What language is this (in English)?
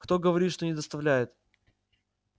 Russian